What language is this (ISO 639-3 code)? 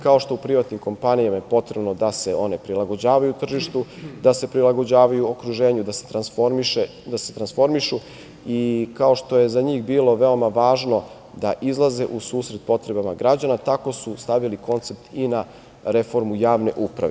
srp